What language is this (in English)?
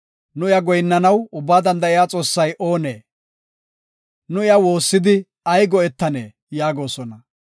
Gofa